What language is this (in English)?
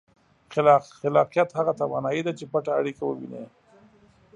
Pashto